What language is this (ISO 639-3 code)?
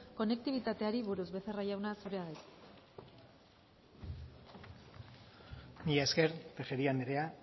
eus